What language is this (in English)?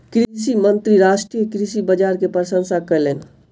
Maithili